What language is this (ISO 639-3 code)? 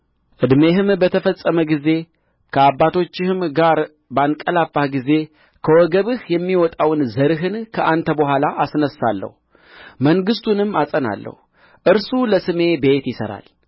amh